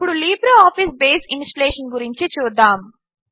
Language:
Telugu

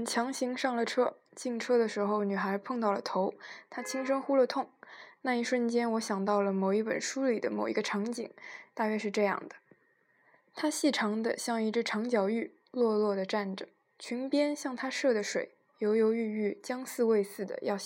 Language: Chinese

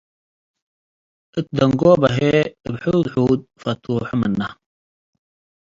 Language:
Tigre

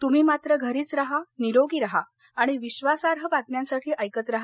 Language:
Marathi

